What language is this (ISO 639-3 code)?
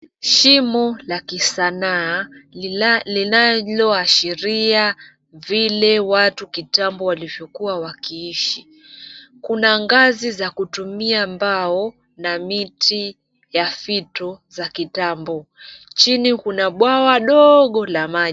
swa